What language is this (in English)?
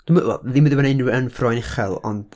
Welsh